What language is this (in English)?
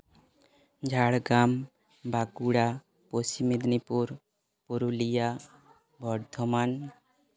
Santali